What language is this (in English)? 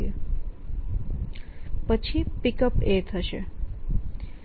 Gujarati